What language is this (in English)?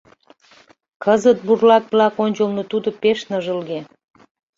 Mari